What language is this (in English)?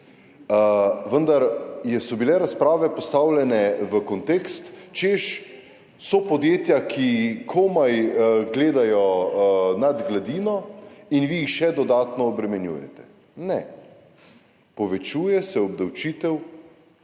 Slovenian